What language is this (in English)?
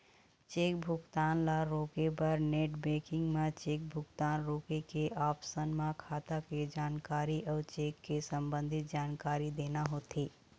Chhattisgarhi